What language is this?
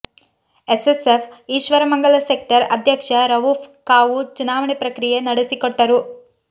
Kannada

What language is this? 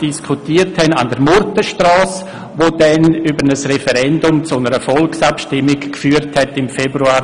Swiss German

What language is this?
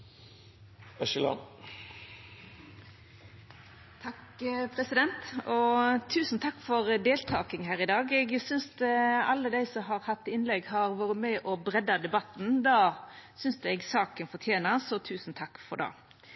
Norwegian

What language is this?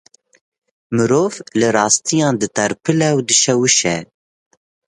Kurdish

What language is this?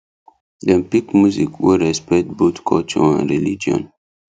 Nigerian Pidgin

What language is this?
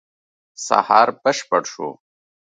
Pashto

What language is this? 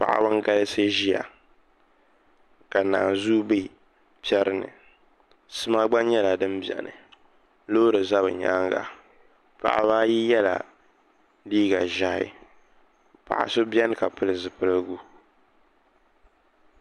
Dagbani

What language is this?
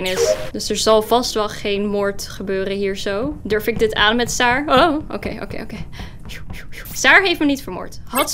Dutch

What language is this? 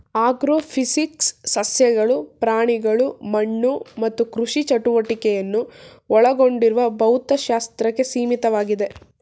Kannada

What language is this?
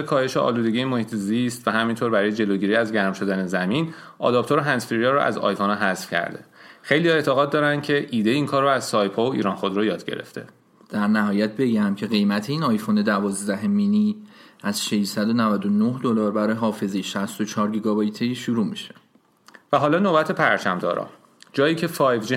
Persian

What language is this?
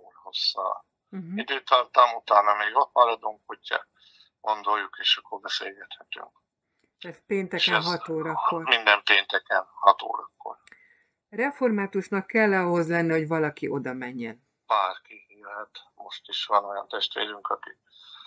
Hungarian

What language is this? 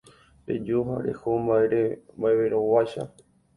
Guarani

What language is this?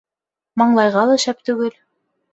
Bashkir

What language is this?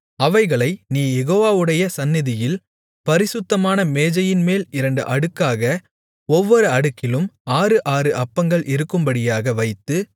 Tamil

